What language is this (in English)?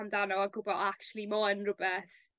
Welsh